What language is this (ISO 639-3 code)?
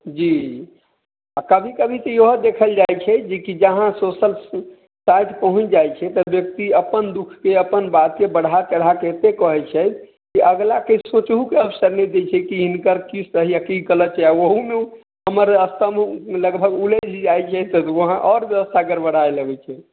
mai